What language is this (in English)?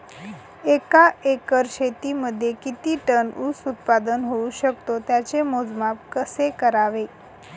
Marathi